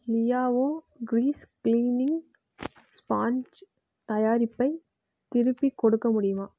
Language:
Tamil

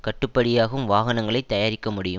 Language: Tamil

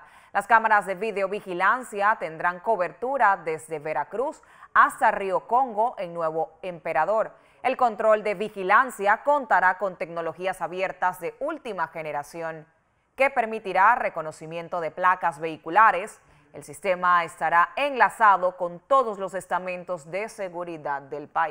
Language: Spanish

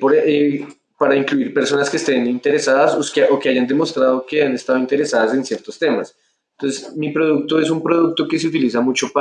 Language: Spanish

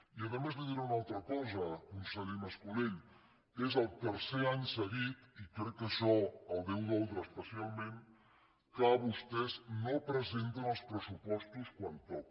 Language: Catalan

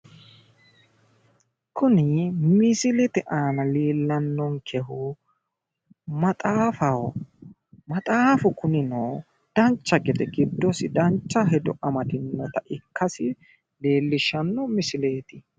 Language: Sidamo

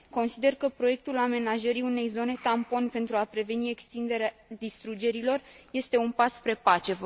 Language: Romanian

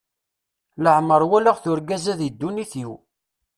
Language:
Kabyle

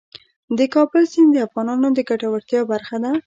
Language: Pashto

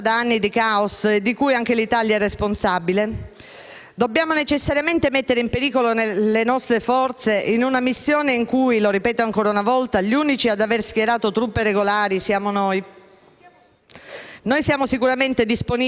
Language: Italian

